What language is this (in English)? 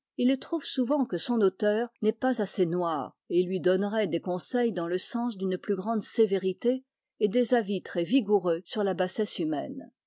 French